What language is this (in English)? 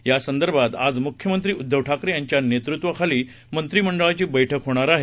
Marathi